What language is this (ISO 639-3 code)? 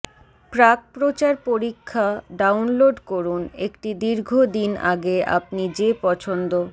ben